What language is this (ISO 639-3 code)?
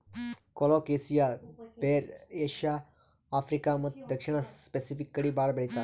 kan